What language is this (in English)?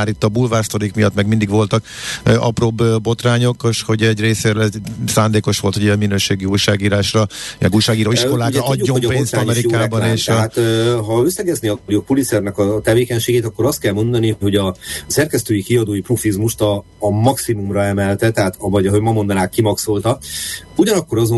Hungarian